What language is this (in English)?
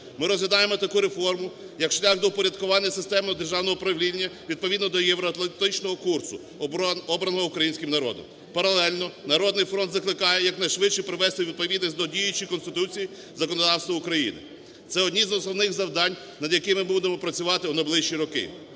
Ukrainian